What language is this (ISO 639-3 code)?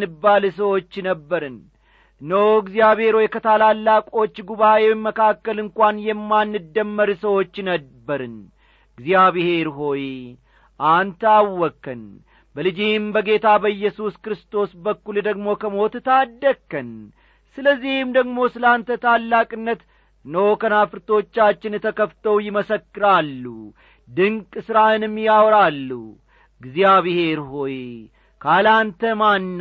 amh